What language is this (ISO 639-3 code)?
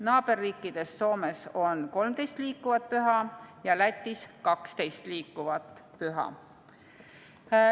est